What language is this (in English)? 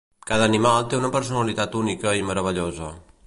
Catalan